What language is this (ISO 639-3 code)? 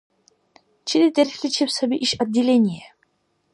dar